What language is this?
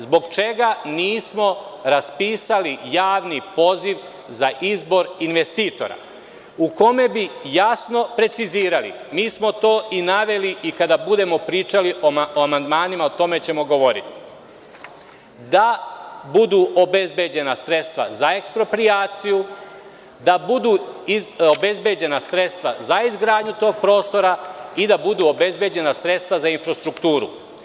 Serbian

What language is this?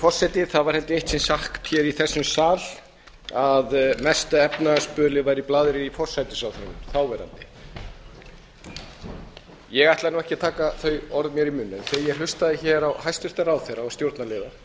Icelandic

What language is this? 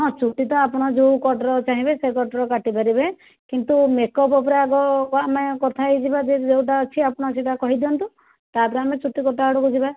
Odia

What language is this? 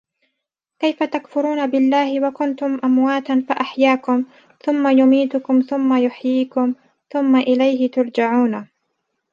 Arabic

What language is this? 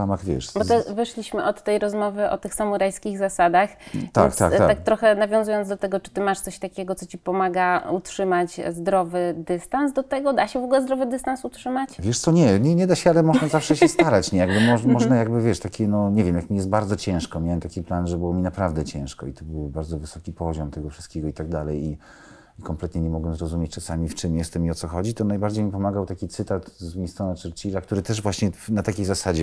Polish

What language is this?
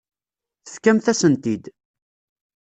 Kabyle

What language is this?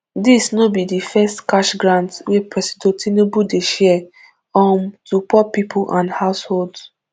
Nigerian Pidgin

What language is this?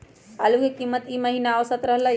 Magahi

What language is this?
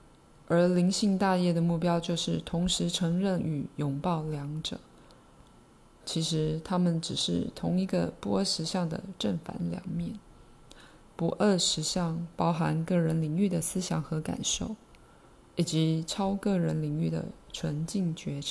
Chinese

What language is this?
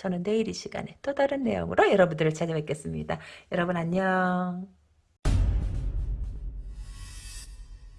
Korean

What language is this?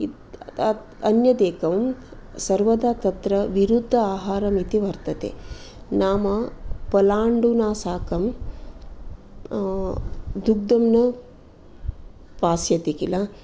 Sanskrit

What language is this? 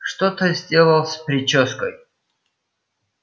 Russian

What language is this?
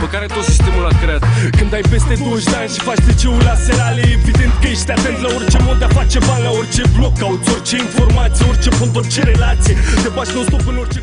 Romanian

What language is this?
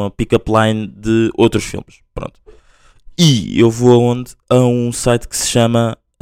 Portuguese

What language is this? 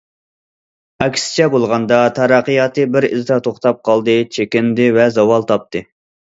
Uyghur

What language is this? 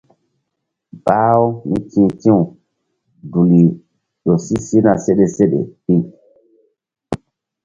Mbum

